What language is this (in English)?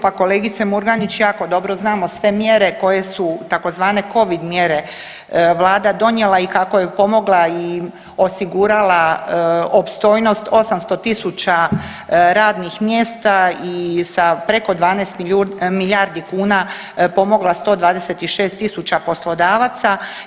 Croatian